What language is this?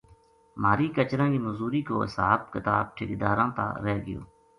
Gujari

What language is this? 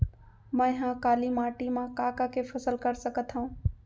Chhattisgarhi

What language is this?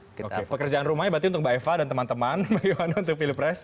Indonesian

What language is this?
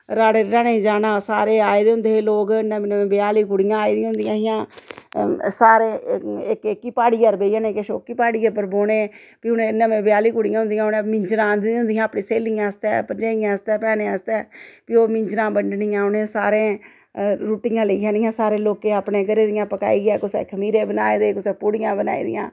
Dogri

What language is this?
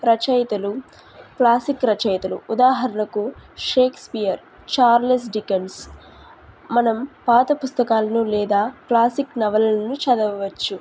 Telugu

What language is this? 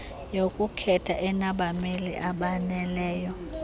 Xhosa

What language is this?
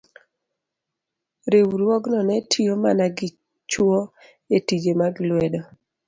Luo (Kenya and Tanzania)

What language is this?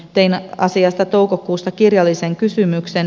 Finnish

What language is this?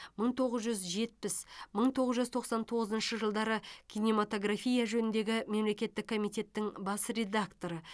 Kazakh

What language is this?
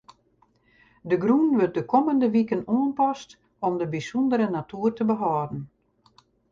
Western Frisian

